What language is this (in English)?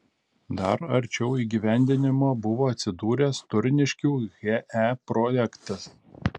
Lithuanian